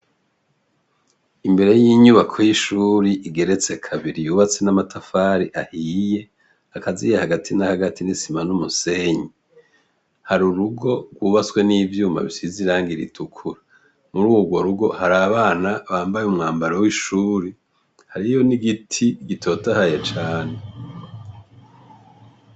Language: Rundi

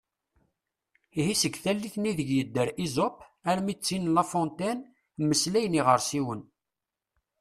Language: Kabyle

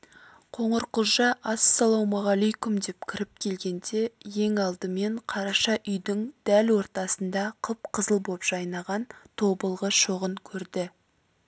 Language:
Kazakh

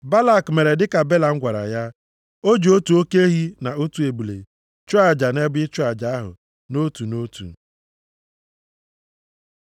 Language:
Igbo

